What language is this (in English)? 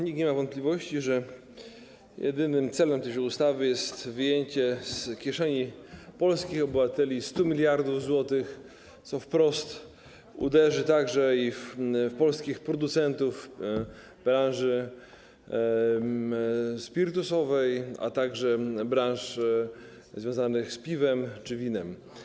Polish